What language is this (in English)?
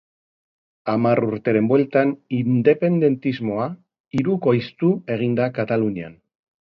Basque